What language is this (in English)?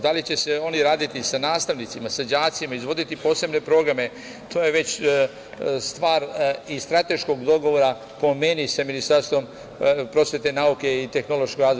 Serbian